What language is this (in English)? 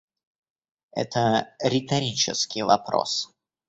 Russian